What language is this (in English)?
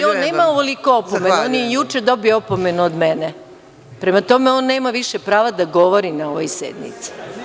Serbian